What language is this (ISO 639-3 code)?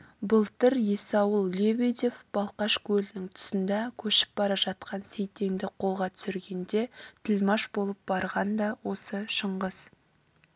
kaz